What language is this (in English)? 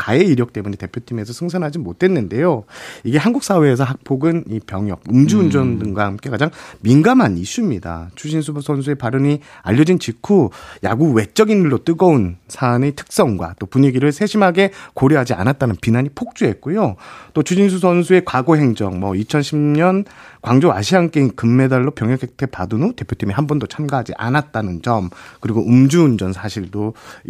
Korean